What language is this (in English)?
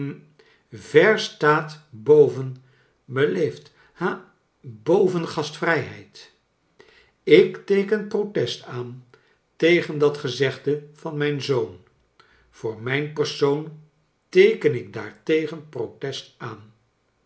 Dutch